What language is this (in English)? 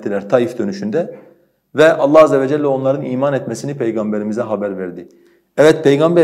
Turkish